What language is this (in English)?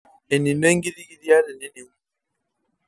Masai